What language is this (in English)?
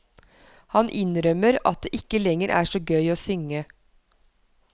Norwegian